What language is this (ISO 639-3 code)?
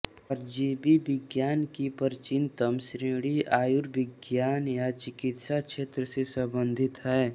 hin